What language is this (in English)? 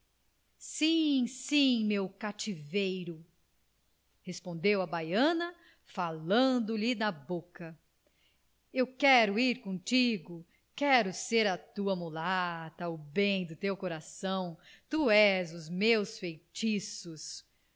Portuguese